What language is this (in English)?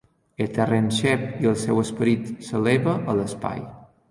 Catalan